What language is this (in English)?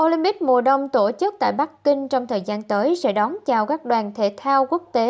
Vietnamese